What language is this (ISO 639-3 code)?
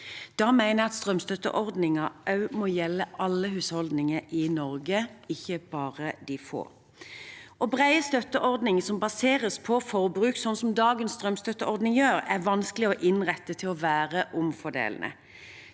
nor